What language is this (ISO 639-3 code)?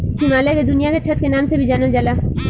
bho